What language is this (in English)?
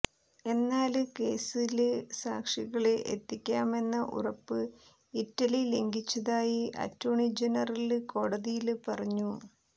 Malayalam